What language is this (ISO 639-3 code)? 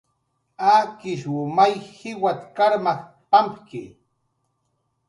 jqr